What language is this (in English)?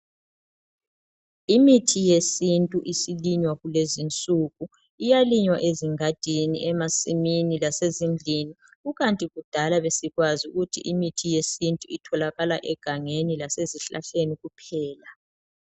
North Ndebele